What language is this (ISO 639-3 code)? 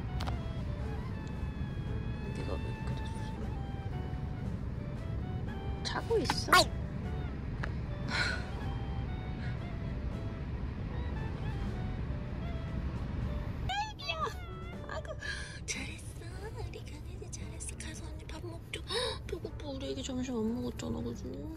kor